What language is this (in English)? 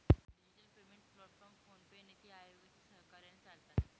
Marathi